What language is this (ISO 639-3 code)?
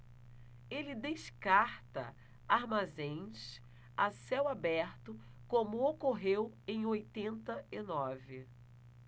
por